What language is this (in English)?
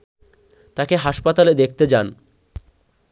Bangla